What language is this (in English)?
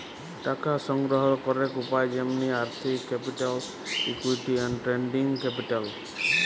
Bangla